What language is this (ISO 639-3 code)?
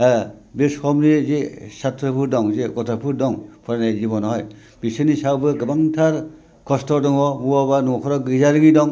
brx